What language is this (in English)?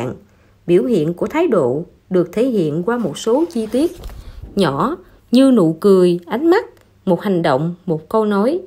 Vietnamese